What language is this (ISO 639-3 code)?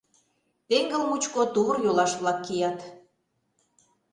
chm